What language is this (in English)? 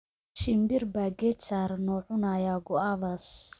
Somali